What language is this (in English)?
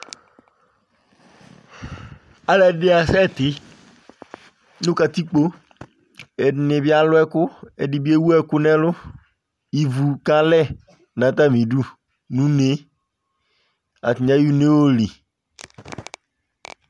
Ikposo